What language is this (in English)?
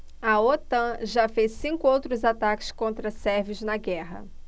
Portuguese